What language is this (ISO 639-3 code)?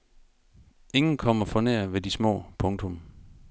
dan